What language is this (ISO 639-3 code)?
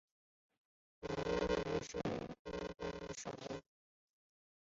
zho